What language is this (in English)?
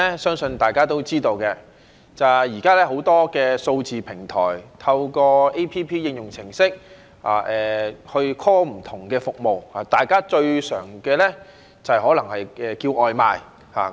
Cantonese